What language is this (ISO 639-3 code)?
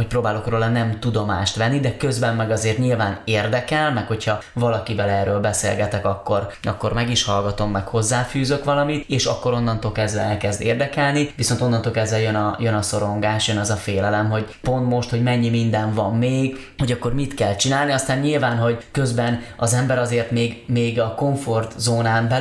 hun